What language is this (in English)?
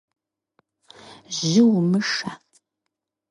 Kabardian